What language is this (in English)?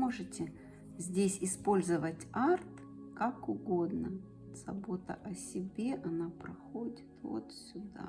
Russian